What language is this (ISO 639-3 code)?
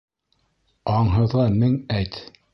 bak